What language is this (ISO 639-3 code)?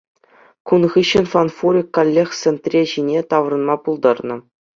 chv